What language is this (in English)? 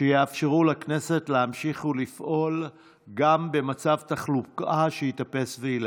Hebrew